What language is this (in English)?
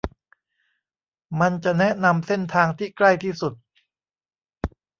Thai